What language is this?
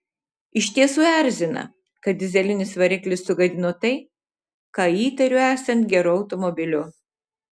Lithuanian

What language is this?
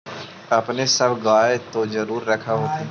Magahi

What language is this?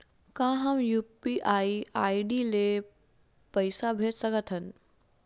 Chhattisgarhi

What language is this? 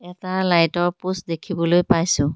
Assamese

